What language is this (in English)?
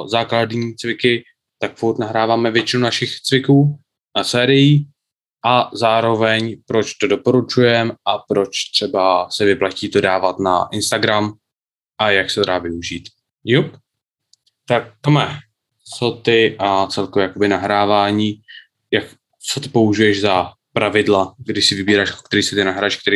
Czech